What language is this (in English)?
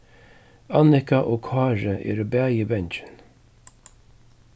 Faroese